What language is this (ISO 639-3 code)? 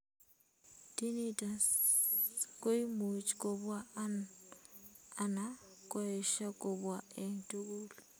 kln